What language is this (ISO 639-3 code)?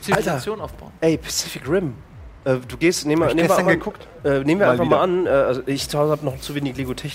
deu